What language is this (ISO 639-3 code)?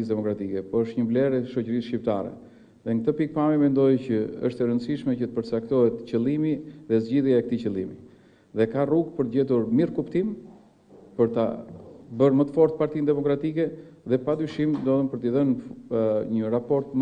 ron